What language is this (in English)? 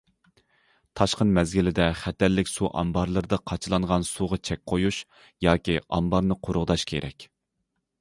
Uyghur